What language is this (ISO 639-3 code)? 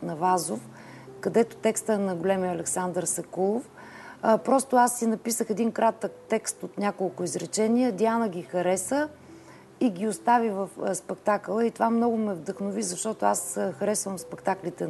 bul